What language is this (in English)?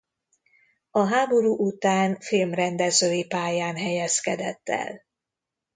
Hungarian